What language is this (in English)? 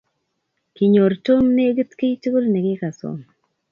Kalenjin